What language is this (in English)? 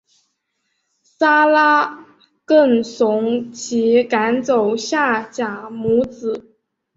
Chinese